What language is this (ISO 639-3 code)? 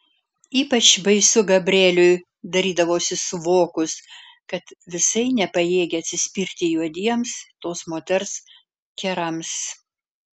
lit